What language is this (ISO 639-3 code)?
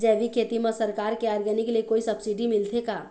hne